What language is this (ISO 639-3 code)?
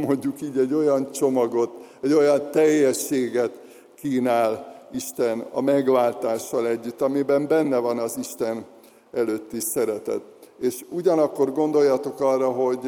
hun